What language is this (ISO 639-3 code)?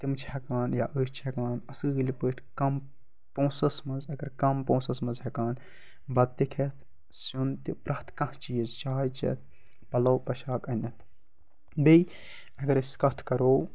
kas